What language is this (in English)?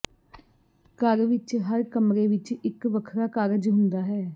Punjabi